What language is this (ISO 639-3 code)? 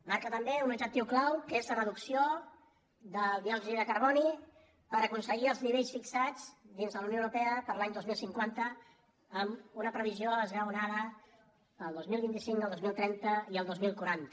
cat